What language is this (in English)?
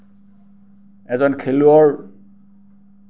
Assamese